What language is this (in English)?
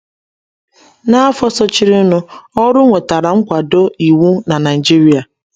Igbo